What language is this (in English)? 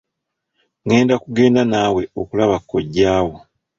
Ganda